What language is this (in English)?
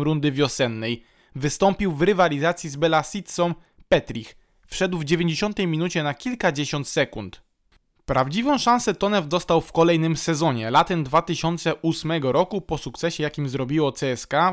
Polish